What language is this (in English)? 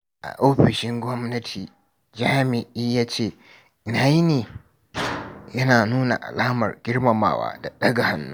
Hausa